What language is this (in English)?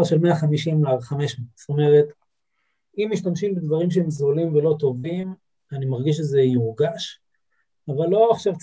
Hebrew